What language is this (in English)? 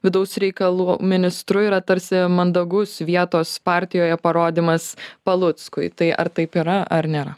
Lithuanian